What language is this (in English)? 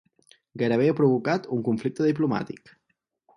Catalan